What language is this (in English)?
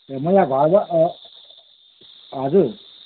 Nepali